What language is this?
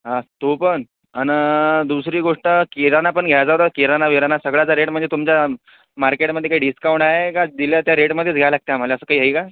Marathi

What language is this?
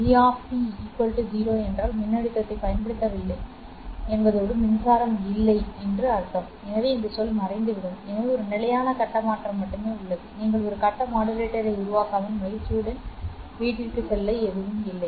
Tamil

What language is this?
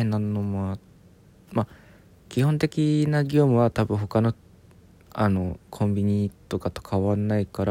Japanese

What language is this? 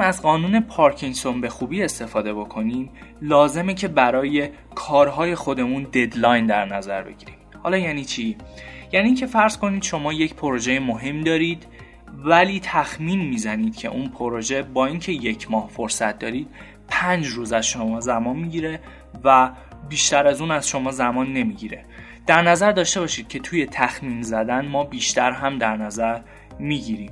Persian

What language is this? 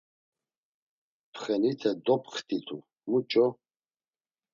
Laz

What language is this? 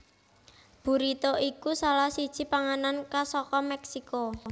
Javanese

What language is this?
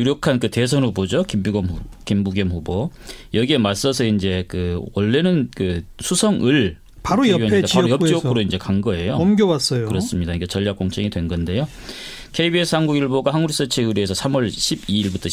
Korean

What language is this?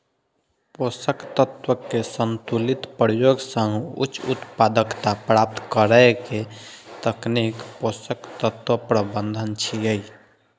Maithili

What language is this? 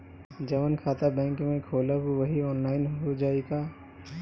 Bhojpuri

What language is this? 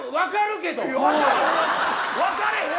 Japanese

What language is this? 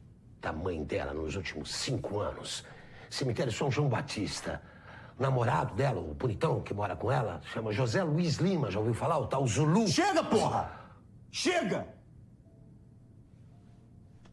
Portuguese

